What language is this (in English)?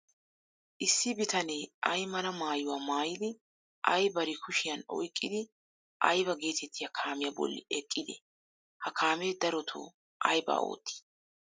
Wolaytta